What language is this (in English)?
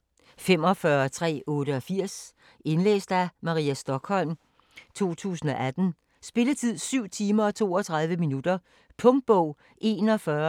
Danish